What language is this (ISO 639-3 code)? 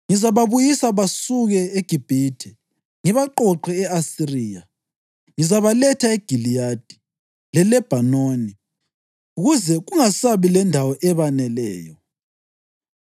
nde